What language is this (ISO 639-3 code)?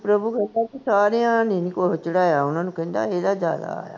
pan